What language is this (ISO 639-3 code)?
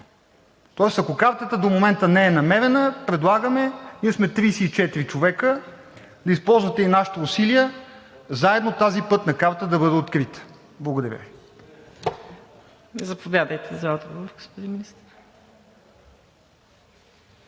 bul